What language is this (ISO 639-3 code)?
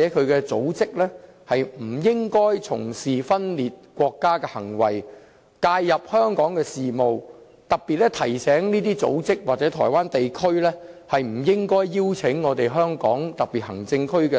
yue